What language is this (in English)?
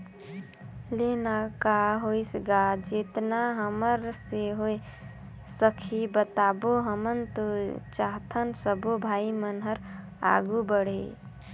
Chhattisgarhi